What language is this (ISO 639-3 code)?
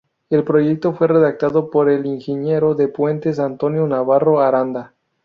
spa